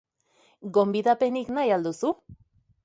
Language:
Basque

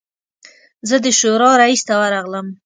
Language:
Pashto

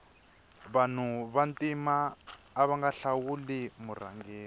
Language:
Tsonga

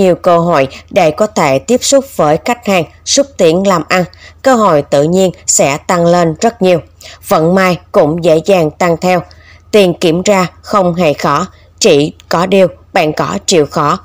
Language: Vietnamese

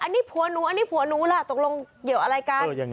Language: Thai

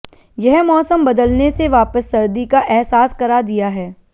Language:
Hindi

